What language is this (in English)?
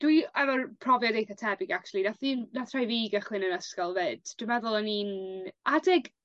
Welsh